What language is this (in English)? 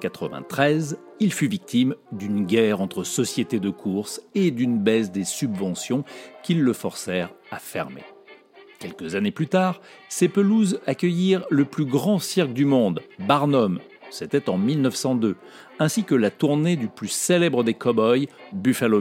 French